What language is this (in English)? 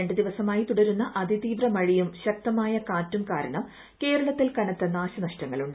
Malayalam